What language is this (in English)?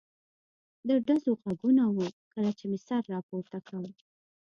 Pashto